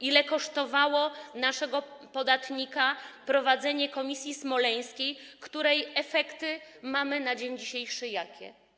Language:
Polish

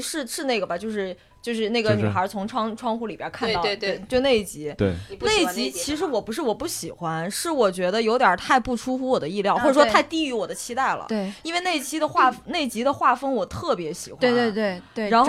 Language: Chinese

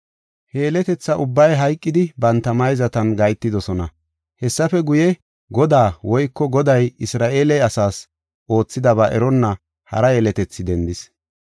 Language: Gofa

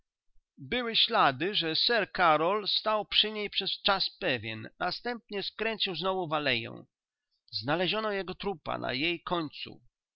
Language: Polish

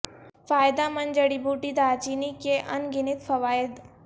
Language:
Urdu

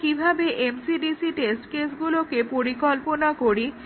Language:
Bangla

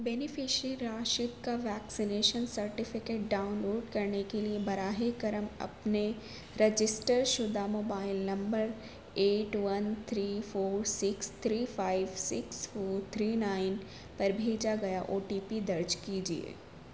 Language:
Urdu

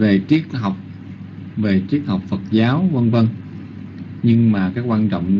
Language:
Vietnamese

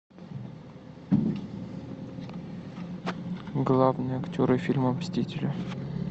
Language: Russian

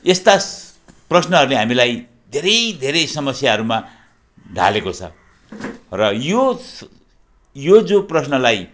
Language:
Nepali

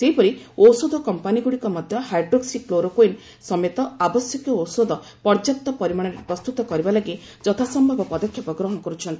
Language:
Odia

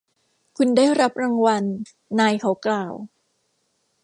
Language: Thai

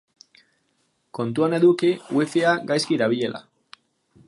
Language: Basque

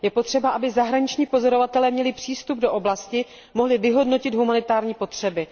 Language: Czech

